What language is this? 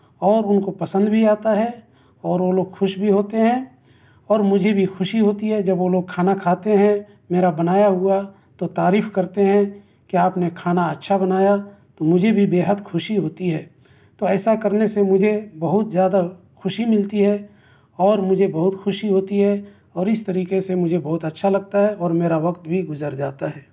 Urdu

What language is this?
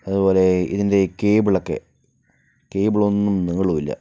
Malayalam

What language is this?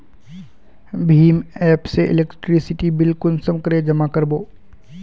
Magahi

